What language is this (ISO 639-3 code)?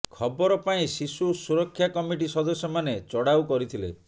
ori